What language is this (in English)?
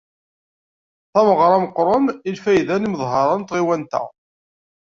Kabyle